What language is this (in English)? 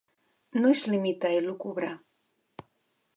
Catalan